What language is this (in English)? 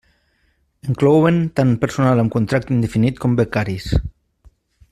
Catalan